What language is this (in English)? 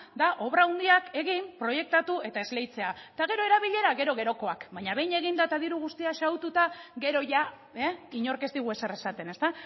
Basque